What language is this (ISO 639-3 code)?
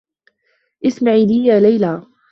ara